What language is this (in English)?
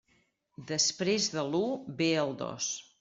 Catalan